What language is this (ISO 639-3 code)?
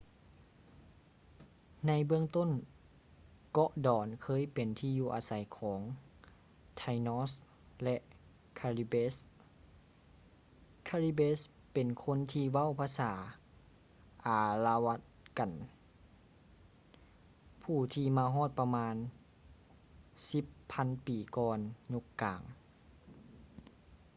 lao